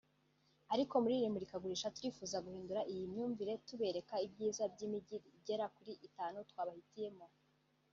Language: Kinyarwanda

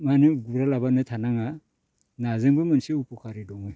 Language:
Bodo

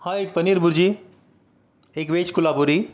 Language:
Marathi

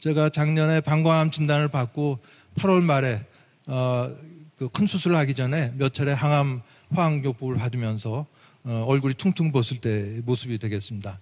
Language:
Korean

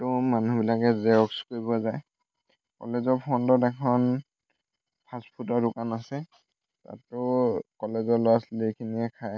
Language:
Assamese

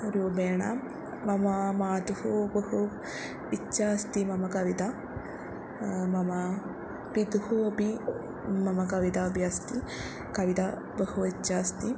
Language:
Sanskrit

